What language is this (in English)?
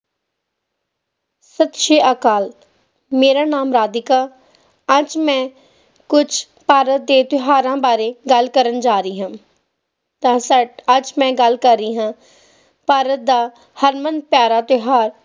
Punjabi